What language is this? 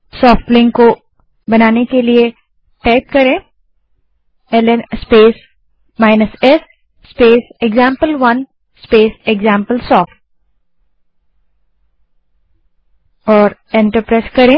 Hindi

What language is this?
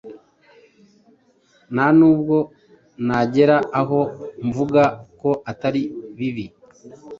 Kinyarwanda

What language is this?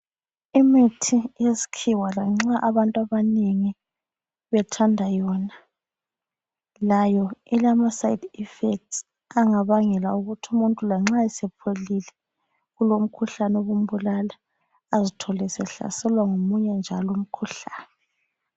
North Ndebele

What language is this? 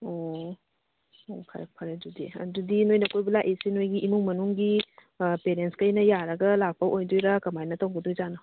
Manipuri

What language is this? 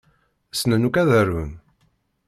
Kabyle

